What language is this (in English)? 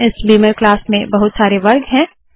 Hindi